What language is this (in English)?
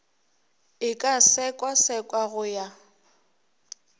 Northern Sotho